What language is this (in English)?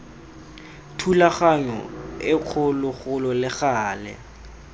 Tswana